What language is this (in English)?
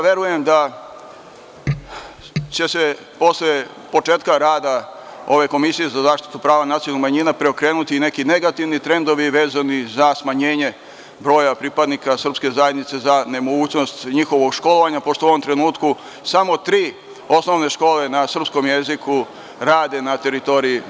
Serbian